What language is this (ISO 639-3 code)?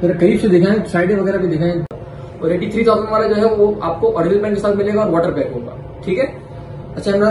hin